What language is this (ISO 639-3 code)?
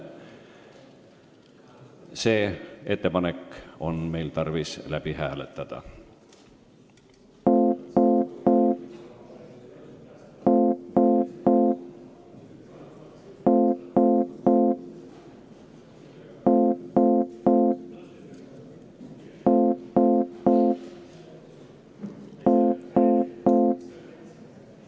est